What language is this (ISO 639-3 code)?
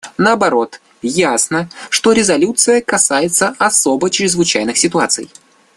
rus